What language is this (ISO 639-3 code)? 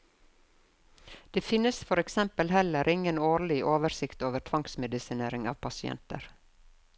nor